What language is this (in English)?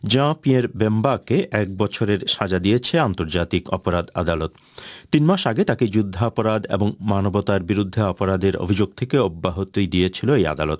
Bangla